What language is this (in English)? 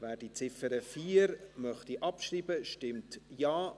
Swiss German